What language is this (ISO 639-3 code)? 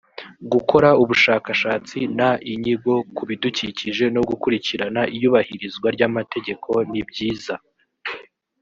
kin